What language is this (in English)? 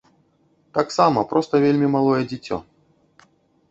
Belarusian